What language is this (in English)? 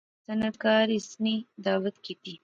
Pahari-Potwari